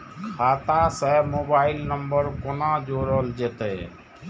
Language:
Maithili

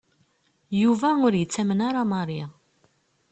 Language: Kabyle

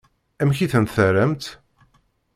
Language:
Kabyle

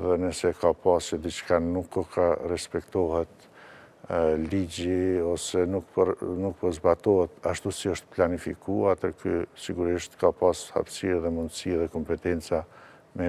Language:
Romanian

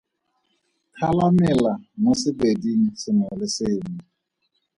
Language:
Tswana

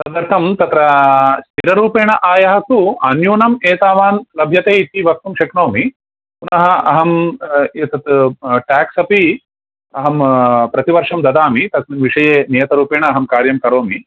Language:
Sanskrit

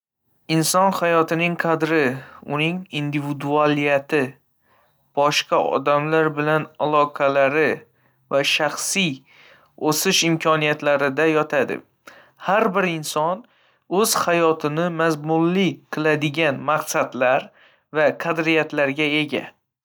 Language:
Uzbek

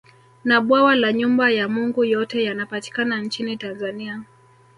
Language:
Swahili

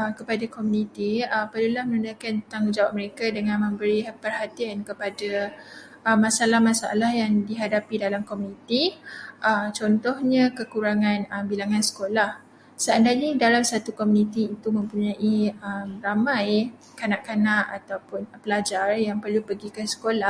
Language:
Malay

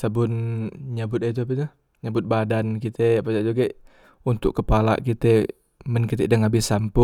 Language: Musi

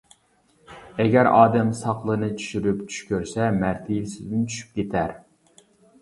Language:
Uyghur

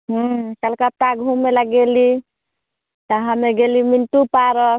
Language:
Maithili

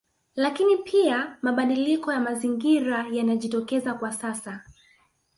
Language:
Swahili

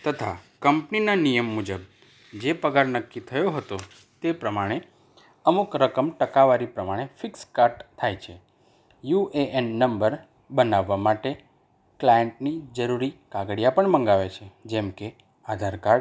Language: Gujarati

